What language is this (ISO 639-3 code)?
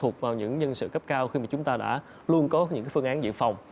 vie